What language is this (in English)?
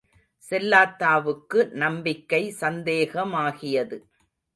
Tamil